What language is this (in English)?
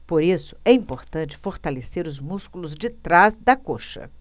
Portuguese